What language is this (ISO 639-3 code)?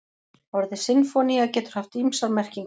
isl